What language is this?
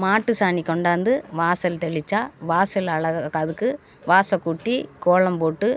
Tamil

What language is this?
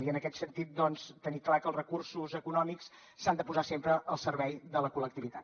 Catalan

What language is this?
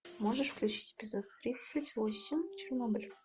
Russian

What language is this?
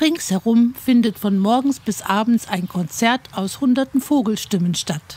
German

